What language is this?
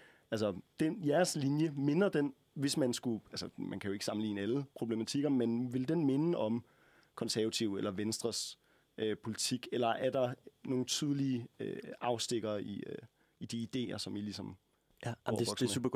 Danish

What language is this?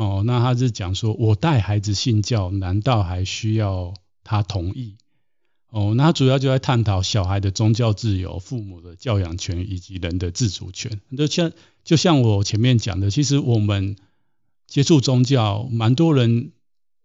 Chinese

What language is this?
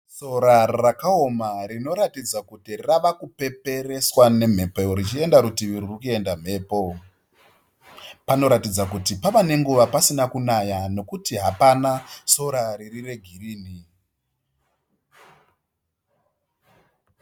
Shona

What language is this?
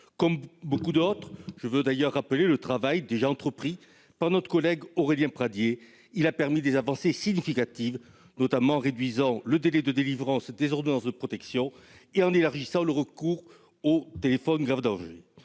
French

